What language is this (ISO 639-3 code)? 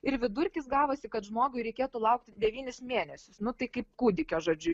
lit